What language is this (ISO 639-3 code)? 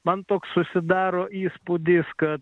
lit